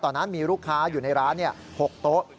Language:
Thai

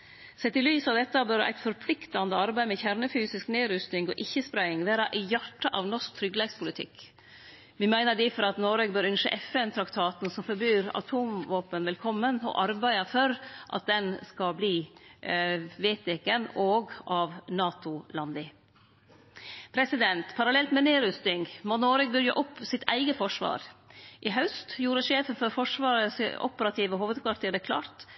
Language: Norwegian Nynorsk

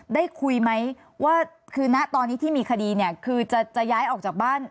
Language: Thai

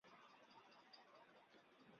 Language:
Chinese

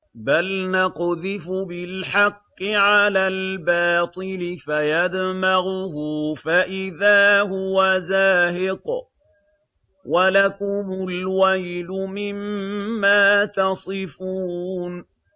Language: Arabic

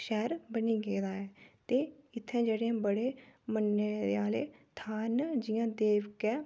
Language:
Dogri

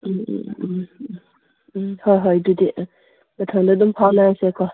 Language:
Manipuri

